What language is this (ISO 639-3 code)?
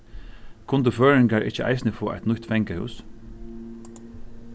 fao